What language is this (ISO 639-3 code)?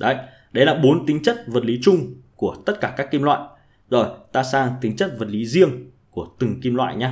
vie